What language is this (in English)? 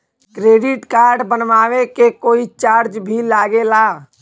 Bhojpuri